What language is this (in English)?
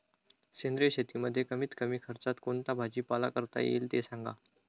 Marathi